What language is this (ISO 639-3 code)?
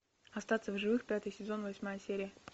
rus